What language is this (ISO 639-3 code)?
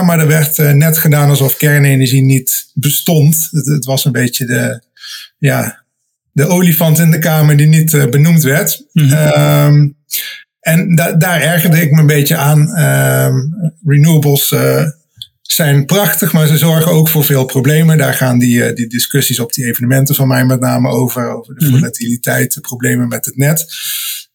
nld